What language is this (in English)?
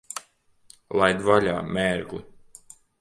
Latvian